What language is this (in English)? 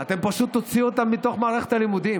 Hebrew